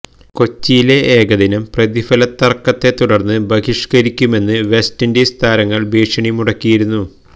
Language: Malayalam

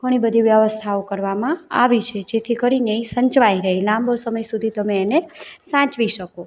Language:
Gujarati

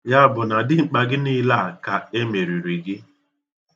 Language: Igbo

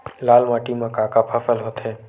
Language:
Chhattisgarhi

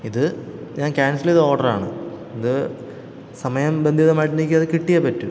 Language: Malayalam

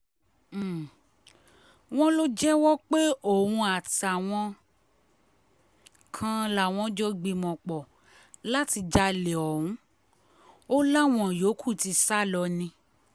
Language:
Yoruba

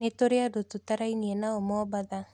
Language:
Kikuyu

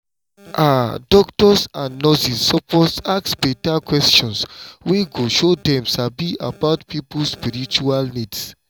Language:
Nigerian Pidgin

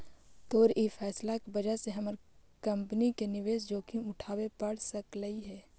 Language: Magahi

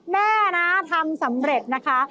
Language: Thai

